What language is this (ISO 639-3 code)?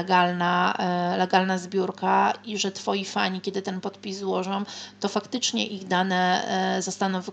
pol